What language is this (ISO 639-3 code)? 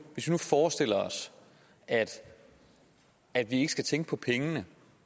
dan